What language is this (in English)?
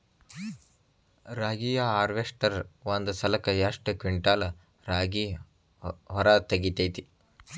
Kannada